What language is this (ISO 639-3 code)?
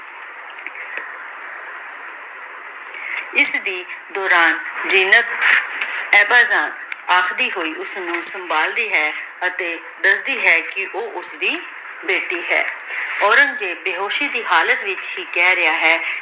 pan